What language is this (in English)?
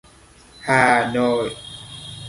Vietnamese